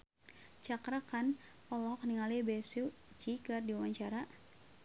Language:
Sundanese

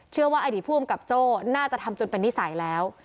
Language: Thai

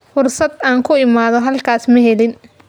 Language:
Somali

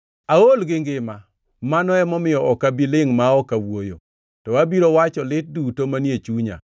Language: Luo (Kenya and Tanzania)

